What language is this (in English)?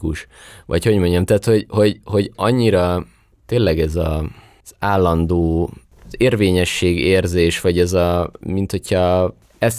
Hungarian